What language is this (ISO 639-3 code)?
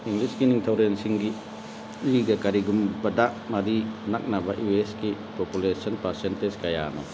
mni